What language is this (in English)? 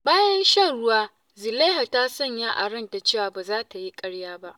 Hausa